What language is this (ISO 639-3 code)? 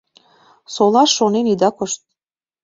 chm